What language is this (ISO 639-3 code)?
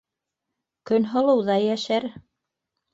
bak